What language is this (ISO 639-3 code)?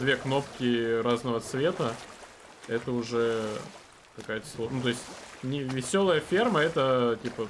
rus